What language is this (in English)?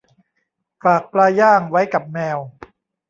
Thai